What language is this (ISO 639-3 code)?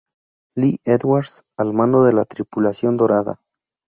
spa